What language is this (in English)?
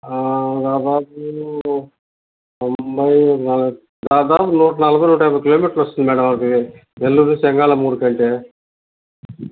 Telugu